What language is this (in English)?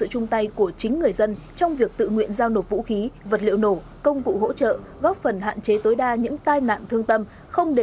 Vietnamese